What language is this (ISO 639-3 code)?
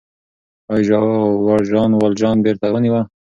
pus